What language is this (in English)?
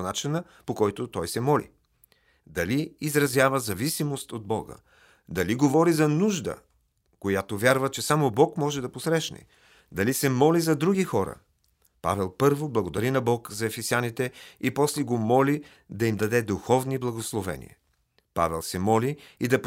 Bulgarian